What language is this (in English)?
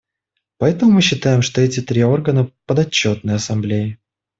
Russian